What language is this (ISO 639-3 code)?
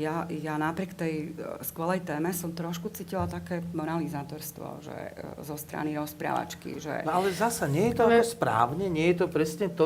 slk